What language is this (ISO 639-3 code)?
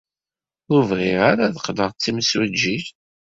kab